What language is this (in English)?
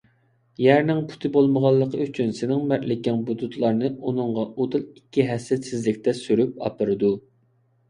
Uyghur